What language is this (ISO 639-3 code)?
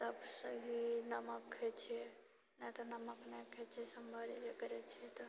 mai